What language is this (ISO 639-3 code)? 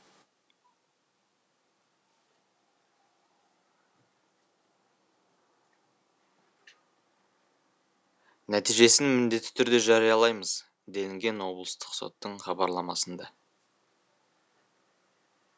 kaz